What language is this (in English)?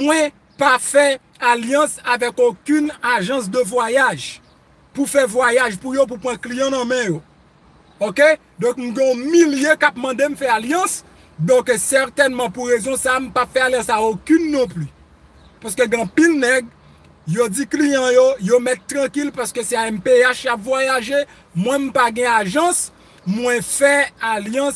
French